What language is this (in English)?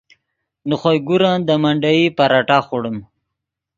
Yidgha